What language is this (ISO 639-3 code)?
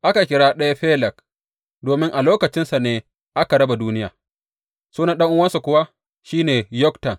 hau